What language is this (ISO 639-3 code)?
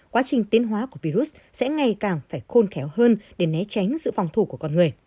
vie